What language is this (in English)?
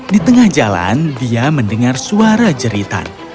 Indonesian